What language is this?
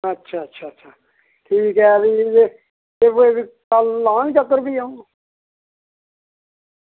Dogri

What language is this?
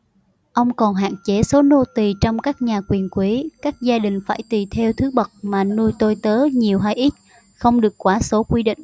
Vietnamese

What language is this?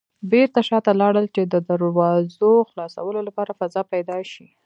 Pashto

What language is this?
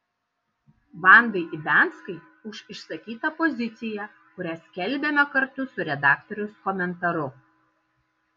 Lithuanian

